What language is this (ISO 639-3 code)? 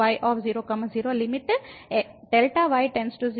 tel